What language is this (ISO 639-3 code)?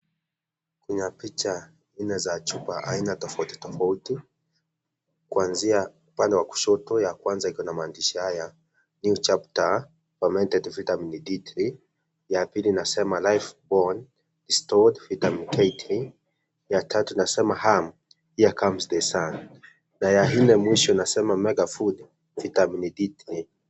swa